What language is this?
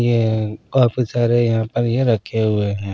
Hindi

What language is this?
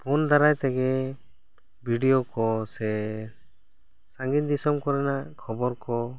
Santali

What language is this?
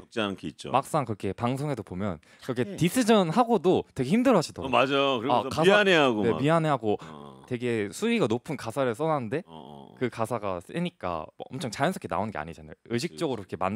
Korean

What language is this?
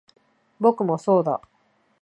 Japanese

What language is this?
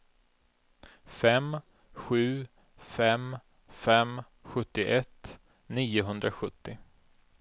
Swedish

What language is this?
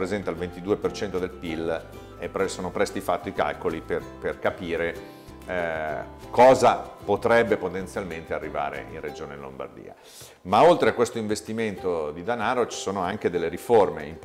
Italian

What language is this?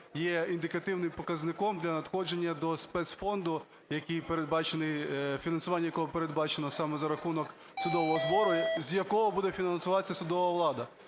Ukrainian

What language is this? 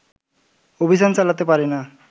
Bangla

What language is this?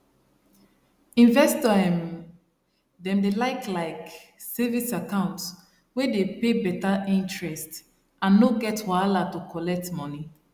Nigerian Pidgin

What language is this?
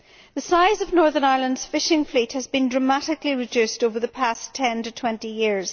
English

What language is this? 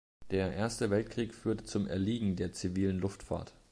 German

